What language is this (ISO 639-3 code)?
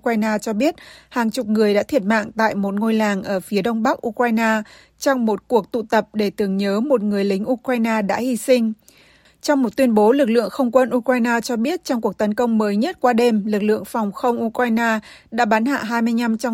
vie